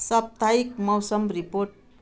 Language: Nepali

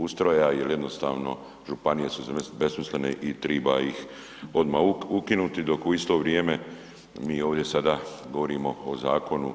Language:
Croatian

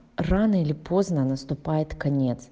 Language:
Russian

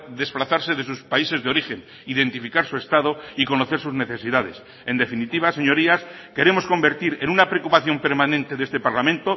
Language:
Spanish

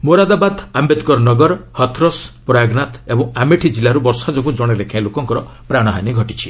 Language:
Odia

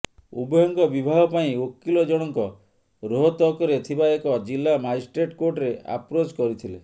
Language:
Odia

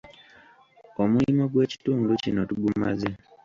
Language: Ganda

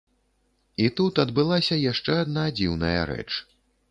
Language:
Belarusian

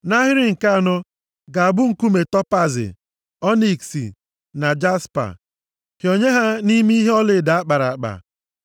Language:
Igbo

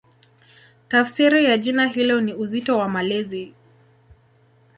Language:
Swahili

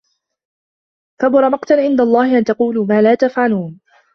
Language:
Arabic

